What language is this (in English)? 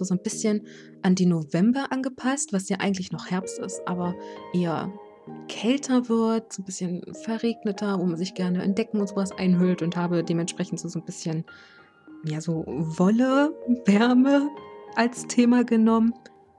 German